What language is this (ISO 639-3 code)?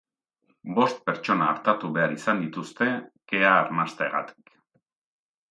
eus